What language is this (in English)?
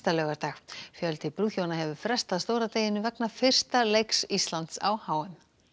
Icelandic